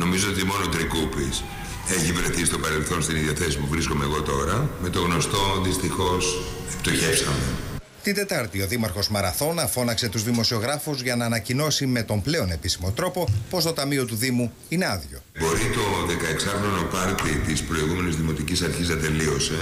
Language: Greek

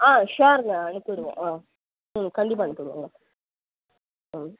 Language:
Tamil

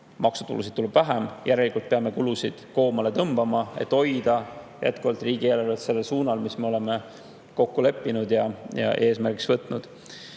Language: Estonian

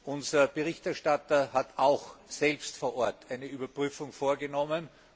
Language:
German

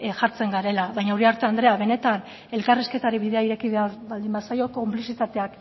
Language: Basque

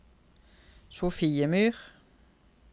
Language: Norwegian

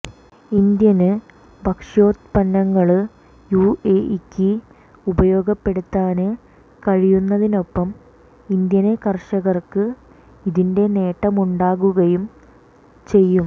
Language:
Malayalam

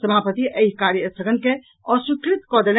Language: Maithili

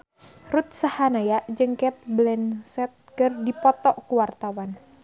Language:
Sundanese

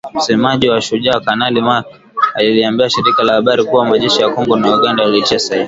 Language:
Swahili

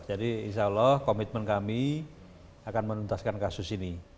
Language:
Indonesian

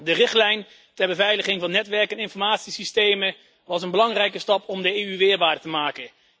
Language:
Dutch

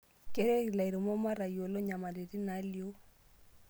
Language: Masai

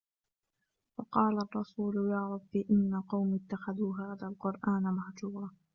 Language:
Arabic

